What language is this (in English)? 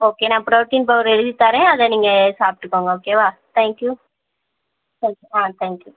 Tamil